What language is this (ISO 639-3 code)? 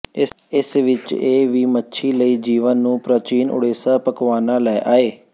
pan